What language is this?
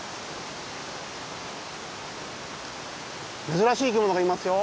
Japanese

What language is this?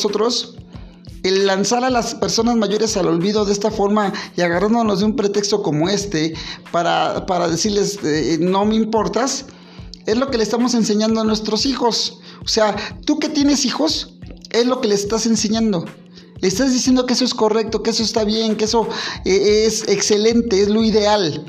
Spanish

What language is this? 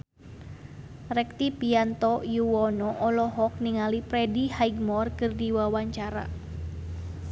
Sundanese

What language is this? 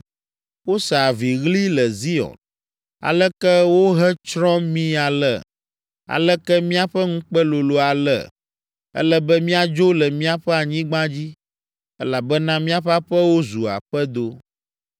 Ewe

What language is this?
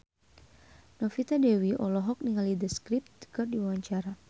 Sundanese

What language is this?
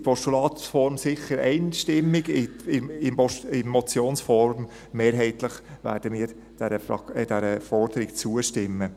Swiss German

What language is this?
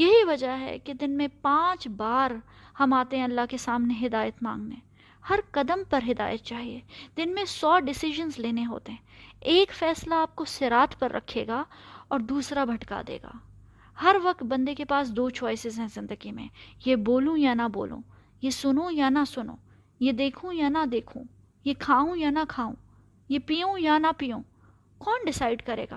Urdu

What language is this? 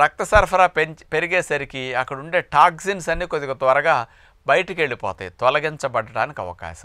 Hindi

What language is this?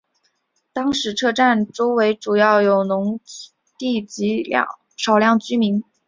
Chinese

